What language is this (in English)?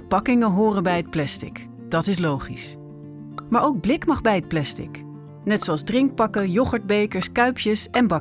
Dutch